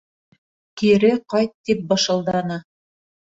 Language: Bashkir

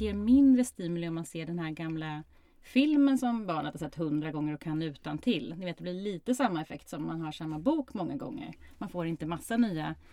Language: Swedish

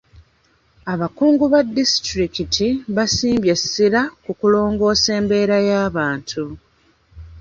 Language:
Ganda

